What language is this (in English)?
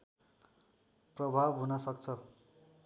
Nepali